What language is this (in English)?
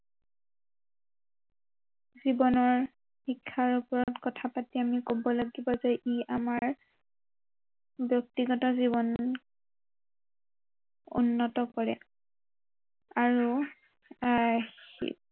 Assamese